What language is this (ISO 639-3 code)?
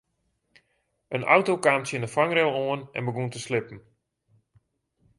fry